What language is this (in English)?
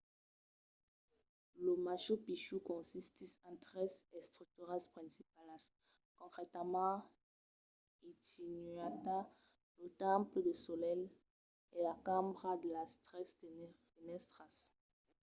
Occitan